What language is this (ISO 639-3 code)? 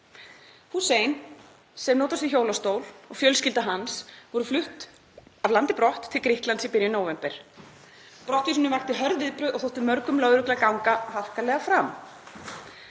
isl